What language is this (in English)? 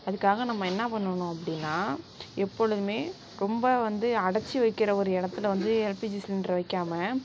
Tamil